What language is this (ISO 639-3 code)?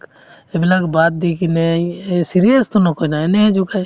asm